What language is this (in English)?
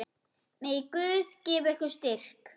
Icelandic